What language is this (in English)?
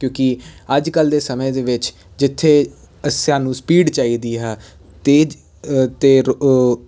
Punjabi